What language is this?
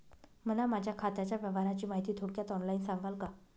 Marathi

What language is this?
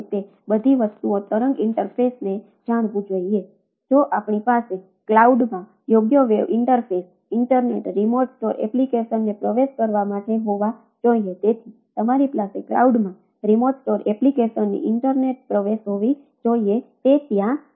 Gujarati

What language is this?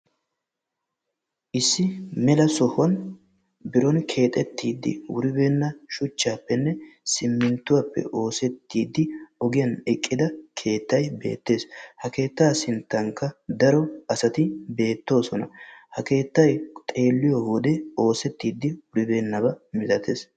Wolaytta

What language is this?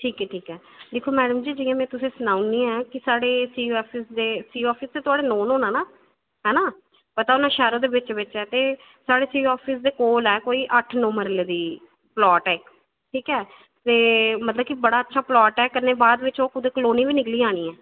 Dogri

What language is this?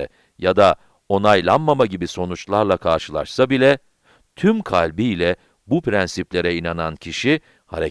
Turkish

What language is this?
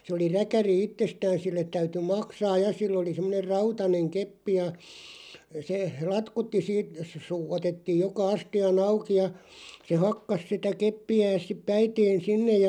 Finnish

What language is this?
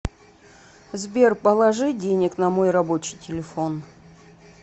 Russian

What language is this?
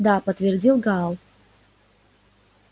Russian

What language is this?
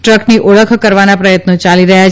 Gujarati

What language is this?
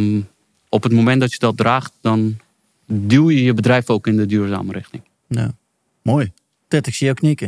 Dutch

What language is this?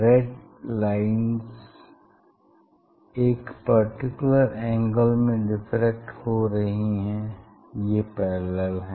Hindi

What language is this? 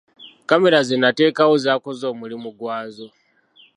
Ganda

